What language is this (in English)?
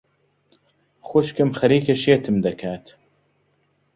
Central Kurdish